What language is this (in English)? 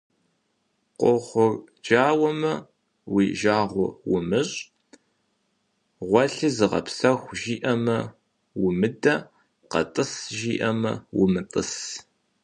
Kabardian